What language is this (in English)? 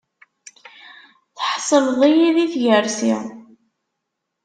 Kabyle